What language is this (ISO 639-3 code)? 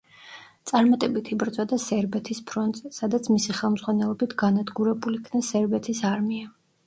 kat